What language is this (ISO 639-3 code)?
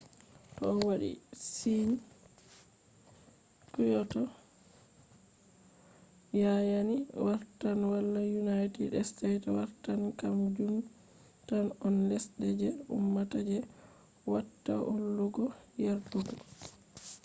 ful